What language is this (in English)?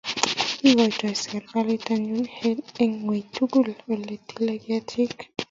Kalenjin